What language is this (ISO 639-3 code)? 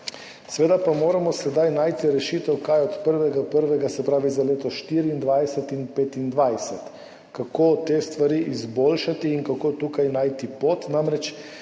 slv